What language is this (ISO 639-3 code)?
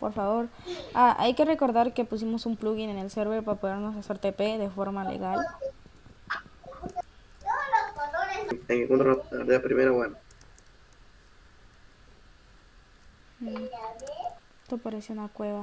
spa